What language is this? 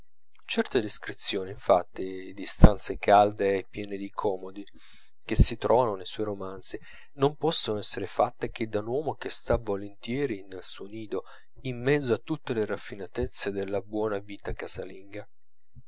Italian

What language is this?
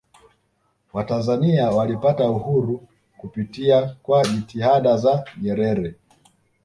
Swahili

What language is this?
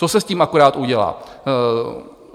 Czech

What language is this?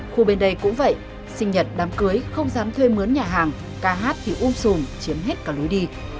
Vietnamese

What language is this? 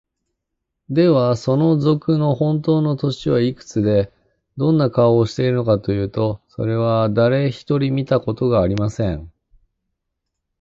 Japanese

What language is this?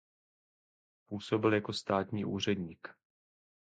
Czech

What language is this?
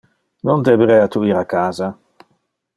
Interlingua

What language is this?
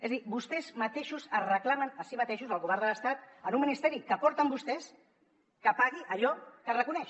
Catalan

